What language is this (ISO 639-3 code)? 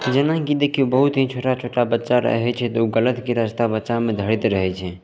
mai